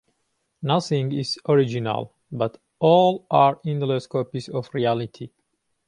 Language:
English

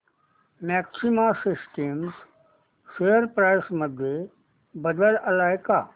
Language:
Marathi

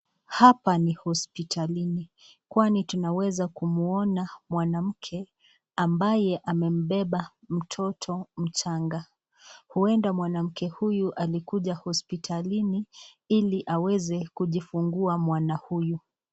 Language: Swahili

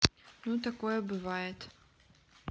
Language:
Russian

